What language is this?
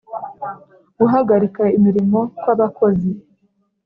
Kinyarwanda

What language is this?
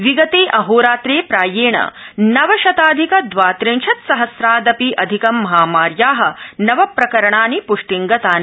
Sanskrit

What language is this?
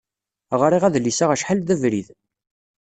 Kabyle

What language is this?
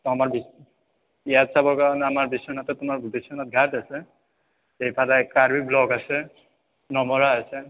Assamese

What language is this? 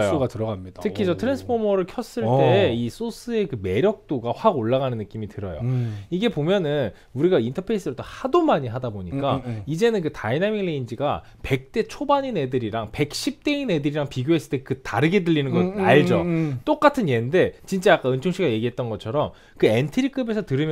Korean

